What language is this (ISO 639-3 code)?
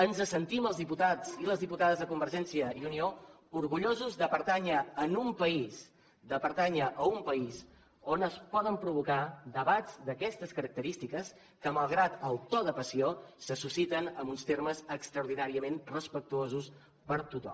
cat